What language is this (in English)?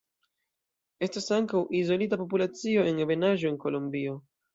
Esperanto